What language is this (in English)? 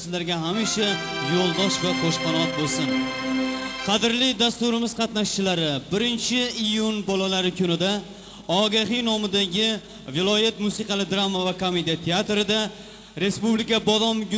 Turkish